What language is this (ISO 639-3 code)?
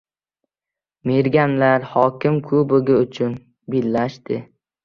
uzb